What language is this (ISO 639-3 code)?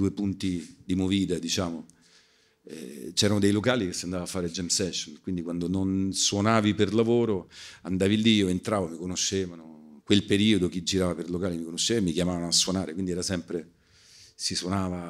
ita